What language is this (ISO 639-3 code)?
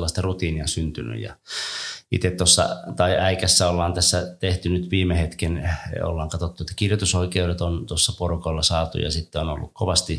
fin